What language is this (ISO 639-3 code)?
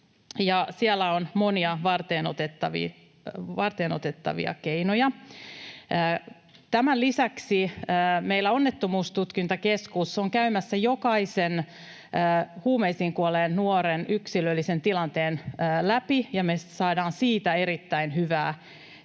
fin